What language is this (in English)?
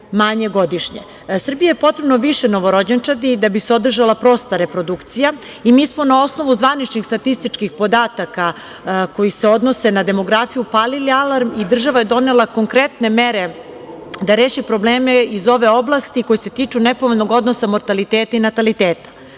Serbian